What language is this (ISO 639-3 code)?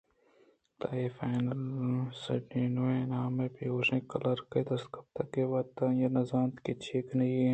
bgp